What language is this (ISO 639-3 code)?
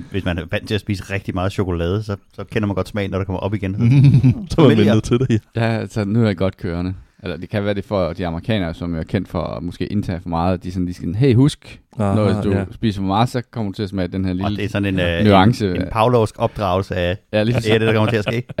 dan